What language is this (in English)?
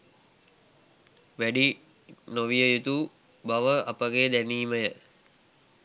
Sinhala